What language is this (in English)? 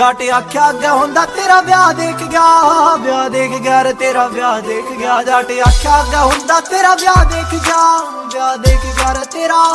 Hindi